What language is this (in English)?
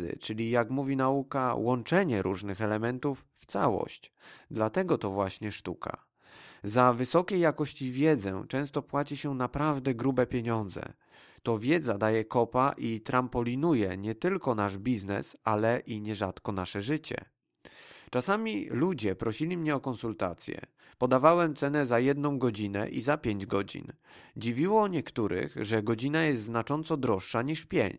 Polish